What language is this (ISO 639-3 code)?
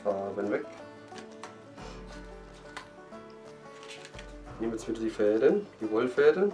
deu